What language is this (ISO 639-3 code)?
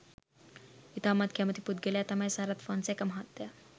sin